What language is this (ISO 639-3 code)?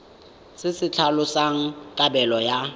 tsn